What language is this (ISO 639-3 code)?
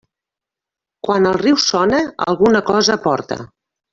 cat